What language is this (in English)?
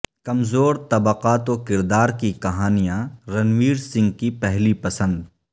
Urdu